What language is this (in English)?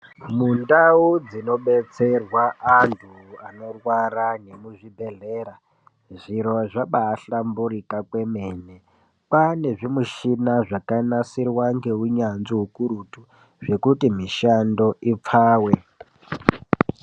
Ndau